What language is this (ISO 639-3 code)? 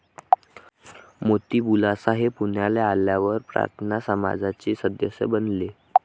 mar